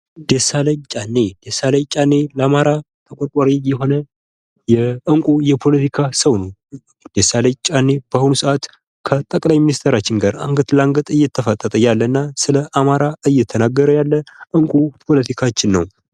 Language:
Amharic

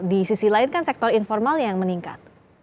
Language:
Indonesian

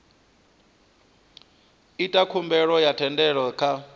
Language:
Venda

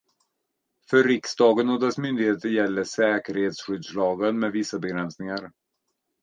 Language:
Swedish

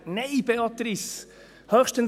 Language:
Swiss German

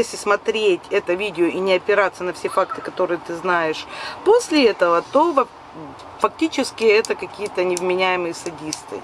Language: Russian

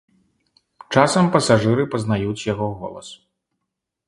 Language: Belarusian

